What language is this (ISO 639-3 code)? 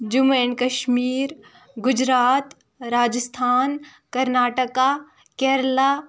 kas